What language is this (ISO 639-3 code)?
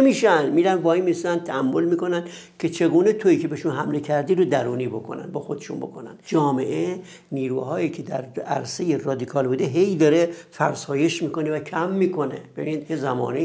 fas